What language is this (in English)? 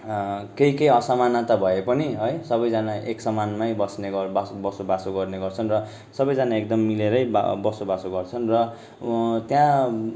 Nepali